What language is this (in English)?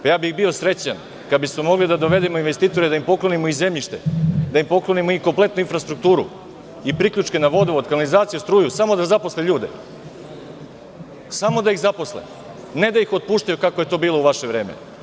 Serbian